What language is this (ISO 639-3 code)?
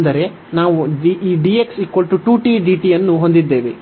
kan